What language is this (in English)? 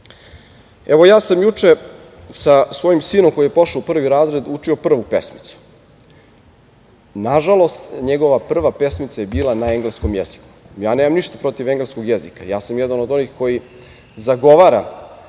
Serbian